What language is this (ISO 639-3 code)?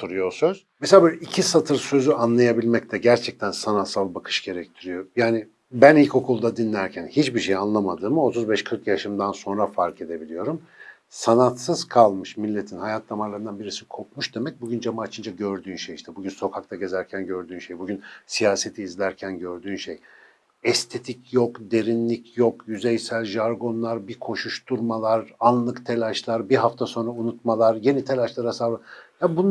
tur